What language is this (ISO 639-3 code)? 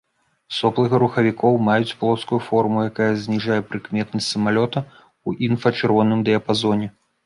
bel